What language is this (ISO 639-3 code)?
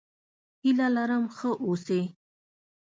pus